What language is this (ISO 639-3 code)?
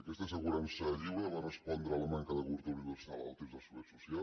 cat